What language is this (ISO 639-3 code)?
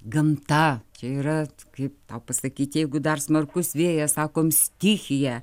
lit